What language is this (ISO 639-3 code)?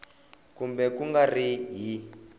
tso